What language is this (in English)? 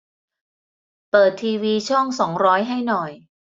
Thai